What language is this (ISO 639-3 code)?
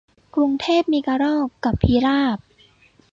tha